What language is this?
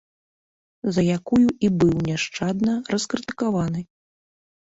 Belarusian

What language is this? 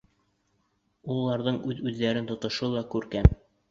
Bashkir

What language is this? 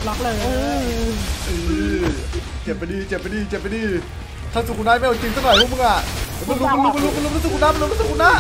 Thai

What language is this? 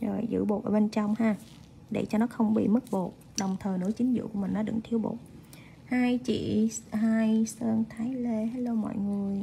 Vietnamese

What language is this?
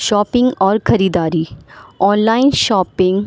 Urdu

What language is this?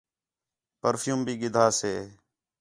Khetrani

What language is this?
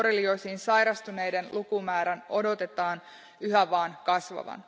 Finnish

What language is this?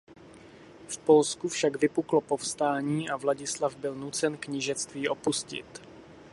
Czech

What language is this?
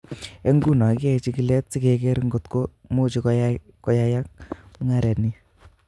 Kalenjin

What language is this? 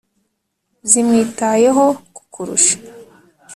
Kinyarwanda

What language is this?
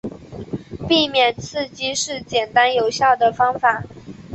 Chinese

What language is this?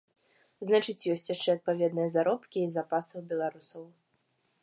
Belarusian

